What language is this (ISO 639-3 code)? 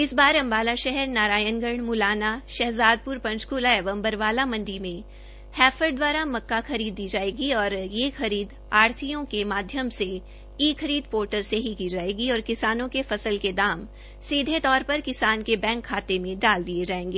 hin